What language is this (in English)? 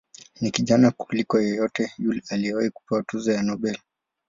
Swahili